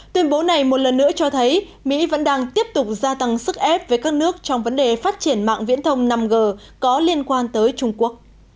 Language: Vietnamese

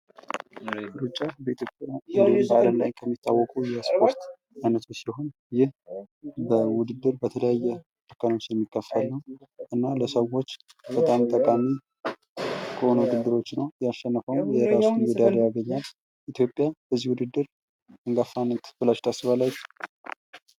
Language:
Amharic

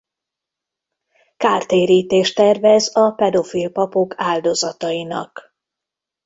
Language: Hungarian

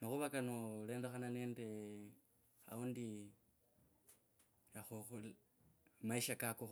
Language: Kabras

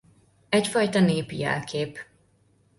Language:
Hungarian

